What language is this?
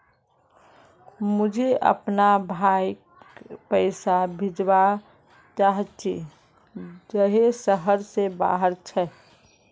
Magahi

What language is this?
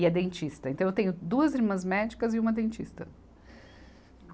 Portuguese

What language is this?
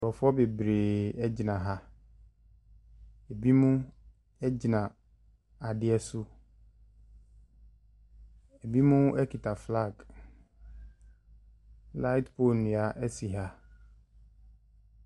Akan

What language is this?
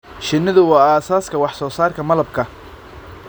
Somali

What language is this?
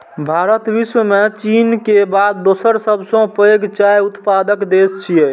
Maithili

